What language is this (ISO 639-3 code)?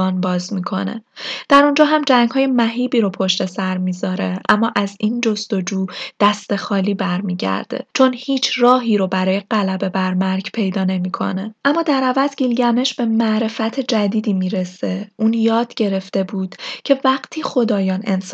fas